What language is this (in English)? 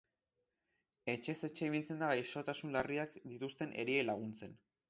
Basque